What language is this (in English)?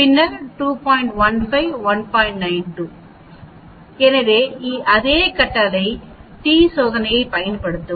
Tamil